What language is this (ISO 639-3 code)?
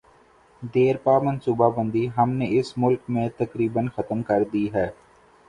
urd